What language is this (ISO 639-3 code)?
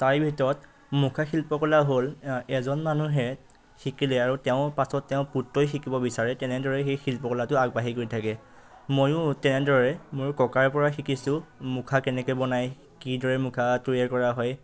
asm